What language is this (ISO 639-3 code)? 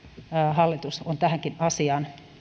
fin